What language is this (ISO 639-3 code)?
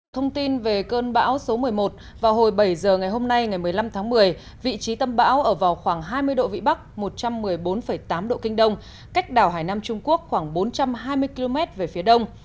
vie